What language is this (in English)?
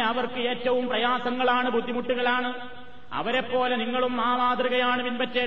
Malayalam